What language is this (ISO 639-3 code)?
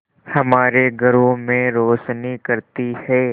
hin